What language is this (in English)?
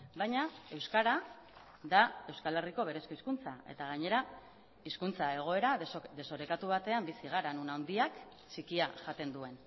Basque